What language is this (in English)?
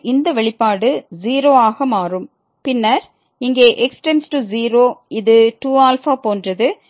Tamil